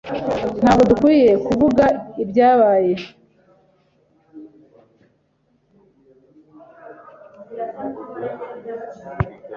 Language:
Kinyarwanda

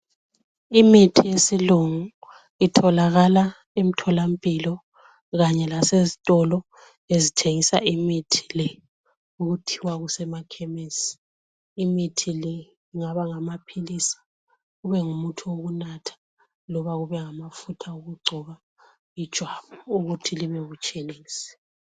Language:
North Ndebele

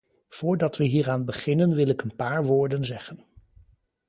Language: Dutch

